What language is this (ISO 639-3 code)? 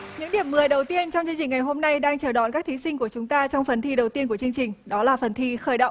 vie